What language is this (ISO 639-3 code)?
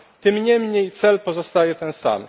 pol